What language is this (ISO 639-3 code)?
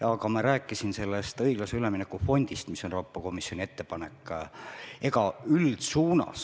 est